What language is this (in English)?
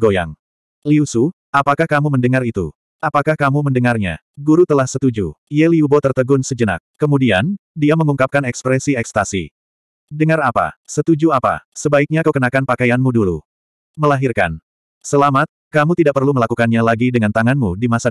Indonesian